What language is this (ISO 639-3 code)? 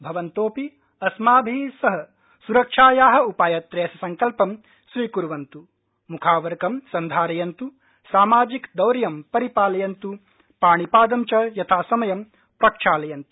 san